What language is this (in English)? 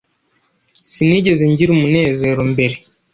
Kinyarwanda